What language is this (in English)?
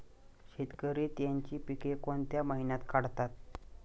Marathi